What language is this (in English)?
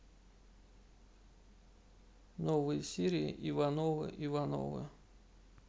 Russian